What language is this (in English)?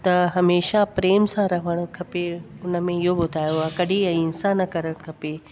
Sindhi